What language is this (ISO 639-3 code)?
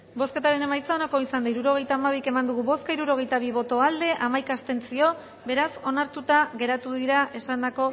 eus